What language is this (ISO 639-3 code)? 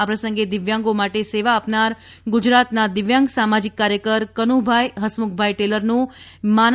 guj